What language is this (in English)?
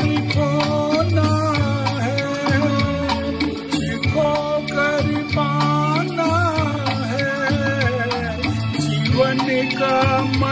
Arabic